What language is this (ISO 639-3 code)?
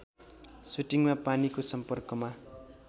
nep